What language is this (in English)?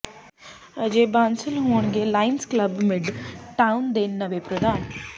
Punjabi